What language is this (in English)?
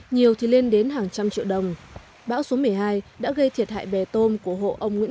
Vietnamese